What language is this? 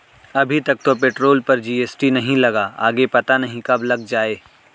Hindi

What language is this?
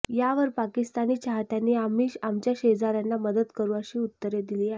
Marathi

